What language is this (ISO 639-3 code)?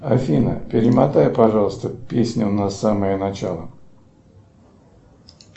rus